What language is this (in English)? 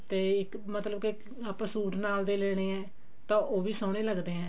Punjabi